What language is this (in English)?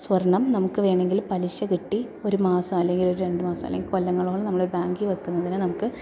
Malayalam